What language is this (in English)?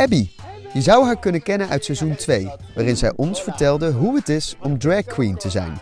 Dutch